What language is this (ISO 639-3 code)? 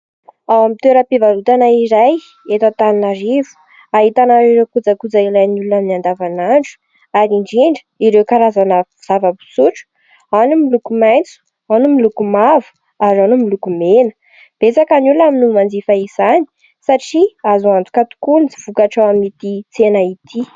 mlg